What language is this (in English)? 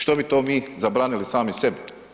Croatian